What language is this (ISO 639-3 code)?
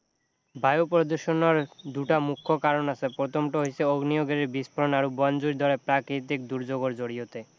asm